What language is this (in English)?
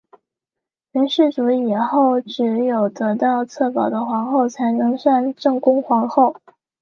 Chinese